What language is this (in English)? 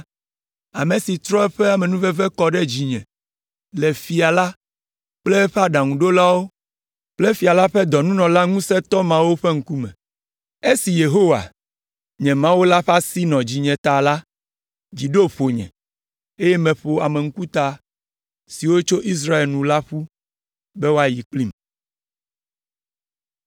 Ewe